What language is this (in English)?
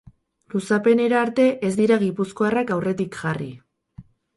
Basque